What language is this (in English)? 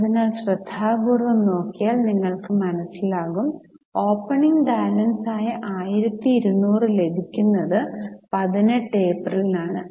Malayalam